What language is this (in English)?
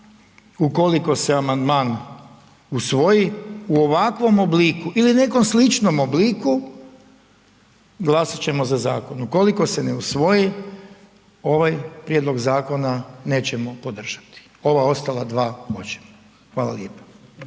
Croatian